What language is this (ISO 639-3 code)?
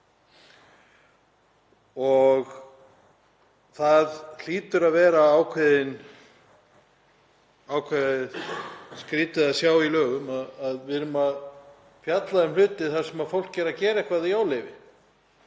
isl